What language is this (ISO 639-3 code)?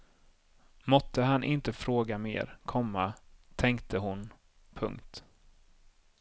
swe